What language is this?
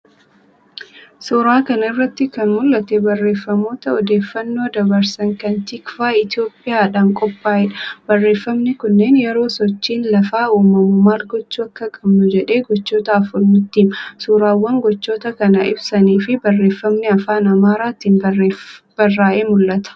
Oromo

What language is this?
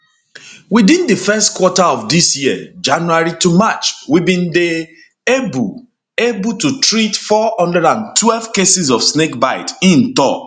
Nigerian Pidgin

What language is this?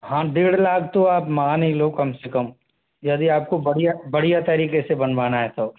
Hindi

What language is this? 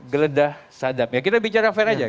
Indonesian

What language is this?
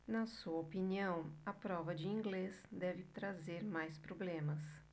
Portuguese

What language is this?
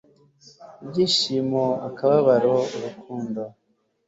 Kinyarwanda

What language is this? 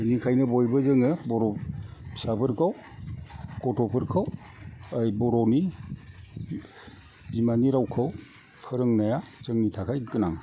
Bodo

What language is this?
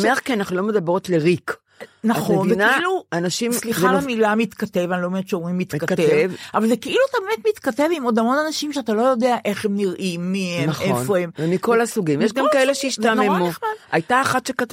Hebrew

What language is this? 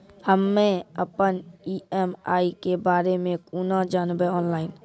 Maithili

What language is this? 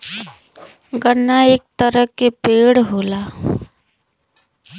Bhojpuri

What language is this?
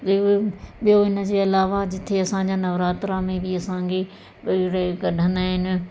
Sindhi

